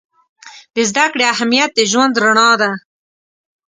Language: Pashto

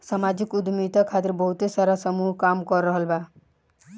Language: Bhojpuri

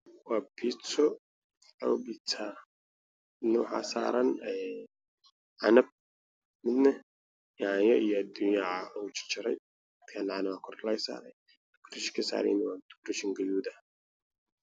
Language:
Somali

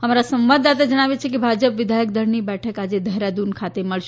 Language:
Gujarati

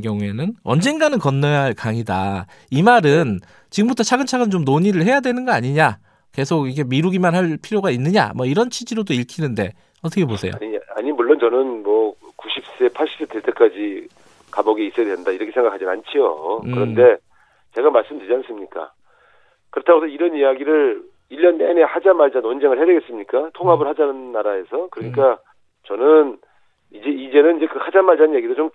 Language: Korean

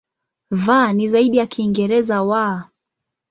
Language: Swahili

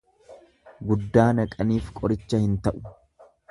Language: Oromo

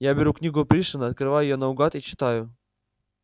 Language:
Russian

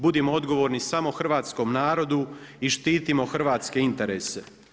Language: Croatian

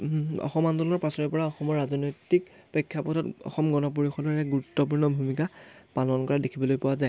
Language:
Assamese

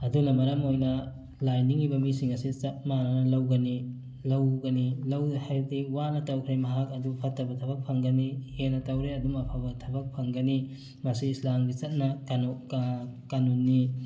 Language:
Manipuri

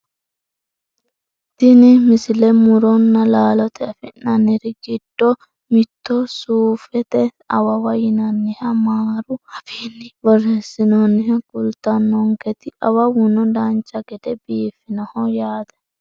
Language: Sidamo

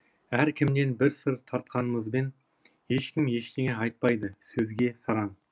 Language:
Kazakh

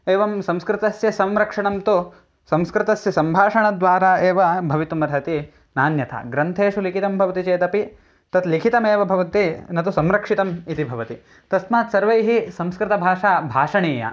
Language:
Sanskrit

